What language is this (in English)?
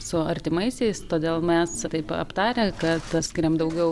Lithuanian